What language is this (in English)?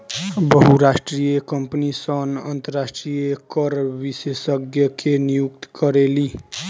Bhojpuri